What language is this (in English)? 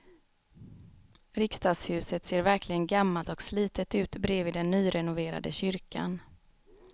Swedish